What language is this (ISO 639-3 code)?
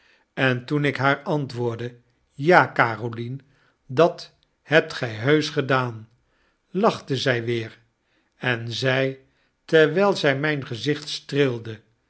nld